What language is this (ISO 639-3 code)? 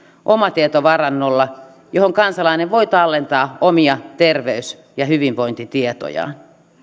fin